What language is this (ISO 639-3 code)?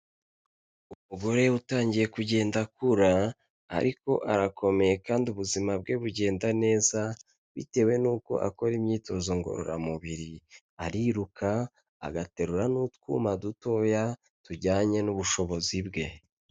kin